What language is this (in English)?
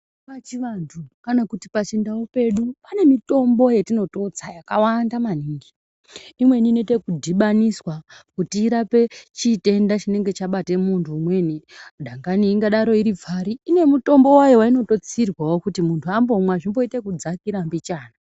Ndau